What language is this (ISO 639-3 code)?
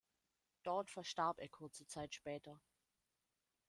deu